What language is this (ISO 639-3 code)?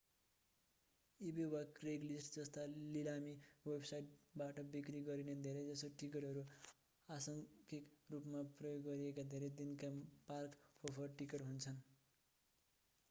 nep